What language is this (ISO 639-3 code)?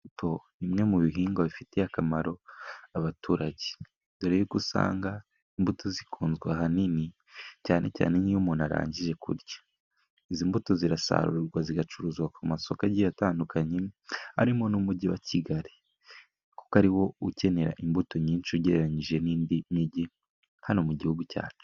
kin